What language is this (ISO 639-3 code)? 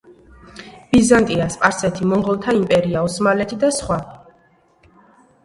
kat